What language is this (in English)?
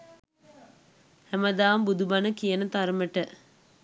Sinhala